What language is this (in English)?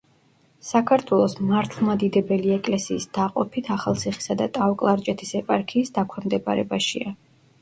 Georgian